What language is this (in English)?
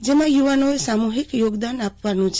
Gujarati